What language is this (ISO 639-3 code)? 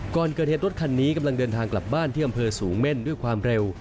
tha